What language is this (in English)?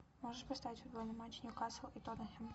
Russian